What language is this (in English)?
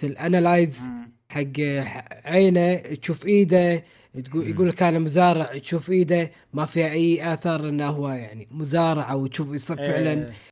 Arabic